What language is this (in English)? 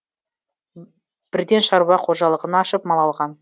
Kazakh